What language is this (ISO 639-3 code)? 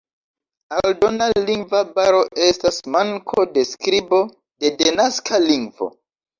epo